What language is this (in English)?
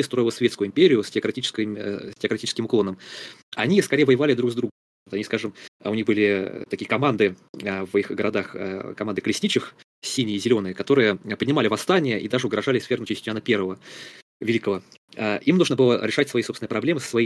Russian